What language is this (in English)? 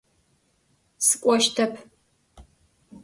Adyghe